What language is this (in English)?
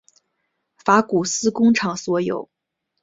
Chinese